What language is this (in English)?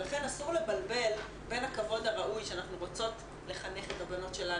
Hebrew